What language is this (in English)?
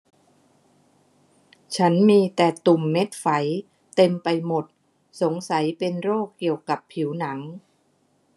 Thai